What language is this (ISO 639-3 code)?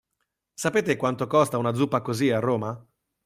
ita